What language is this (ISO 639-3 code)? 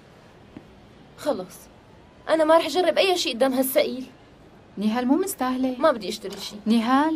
ara